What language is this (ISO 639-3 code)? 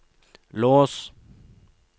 nor